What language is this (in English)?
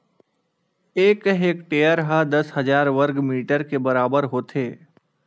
Chhattisgarhi